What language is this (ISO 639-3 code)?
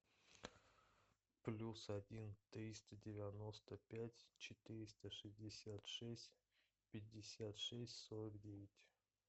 rus